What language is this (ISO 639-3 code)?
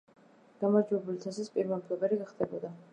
kat